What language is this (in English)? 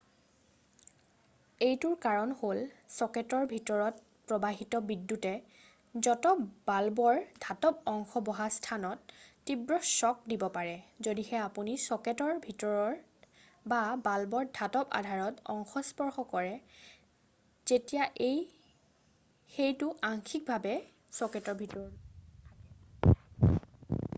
Assamese